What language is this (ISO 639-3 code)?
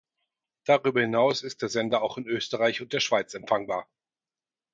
deu